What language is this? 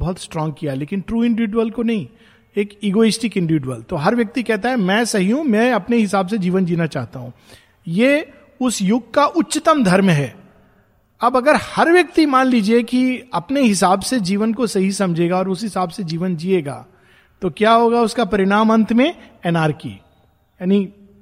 Hindi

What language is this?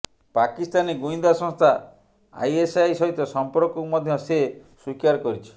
Odia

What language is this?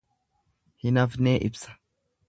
Oromo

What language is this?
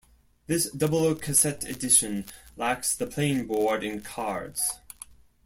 English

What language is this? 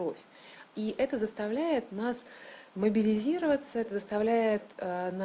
Russian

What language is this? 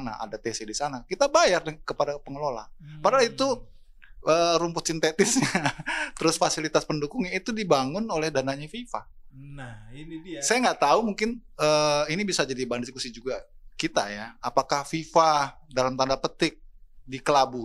Indonesian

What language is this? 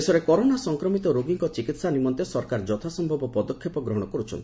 Odia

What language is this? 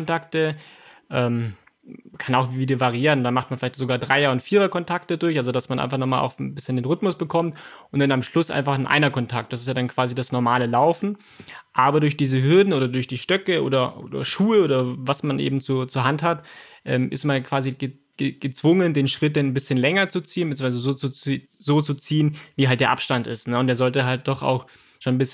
German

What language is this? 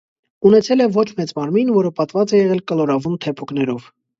Armenian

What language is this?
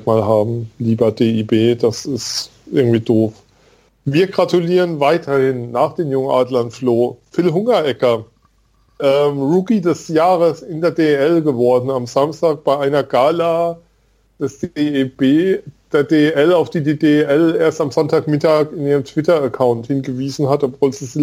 German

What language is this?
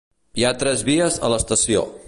Catalan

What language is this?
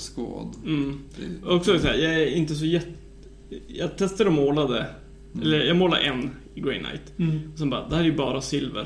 Swedish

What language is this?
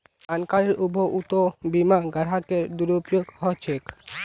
Magahi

